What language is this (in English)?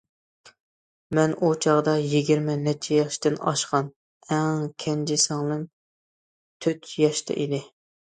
Uyghur